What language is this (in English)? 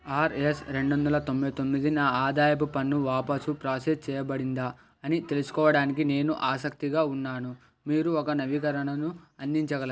Telugu